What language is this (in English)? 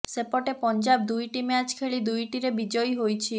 Odia